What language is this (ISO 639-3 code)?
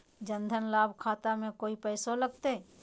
mag